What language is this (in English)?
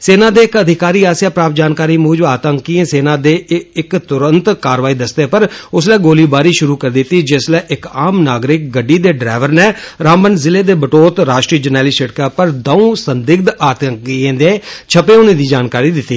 Dogri